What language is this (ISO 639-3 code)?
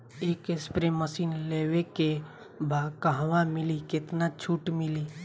bho